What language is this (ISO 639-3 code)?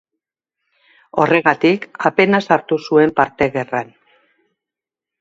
eus